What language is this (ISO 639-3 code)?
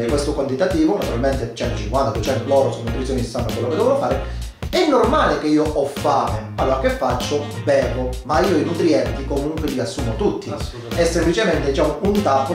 ita